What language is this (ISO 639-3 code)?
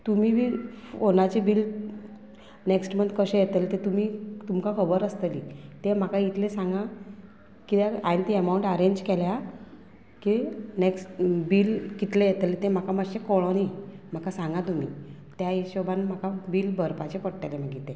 kok